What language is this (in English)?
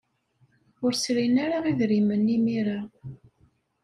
Kabyle